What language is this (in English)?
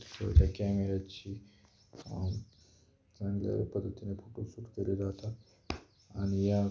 Marathi